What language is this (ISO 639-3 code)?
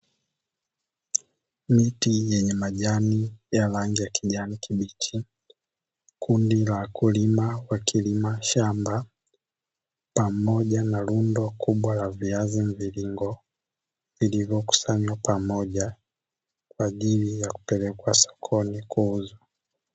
swa